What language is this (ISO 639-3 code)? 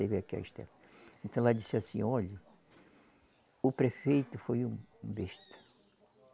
por